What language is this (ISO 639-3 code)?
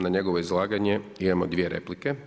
hrv